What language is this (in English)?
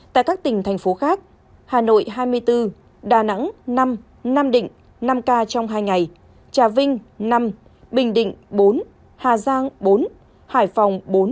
Vietnamese